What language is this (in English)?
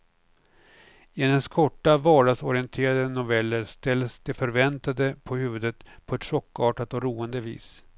Swedish